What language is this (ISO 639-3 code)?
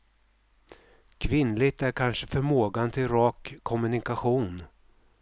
swe